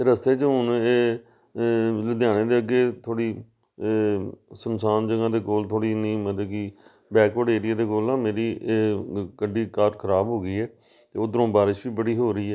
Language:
Punjabi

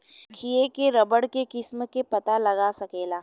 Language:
Bhojpuri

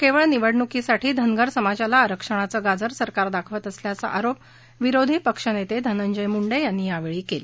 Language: Marathi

